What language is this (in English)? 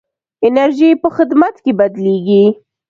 Pashto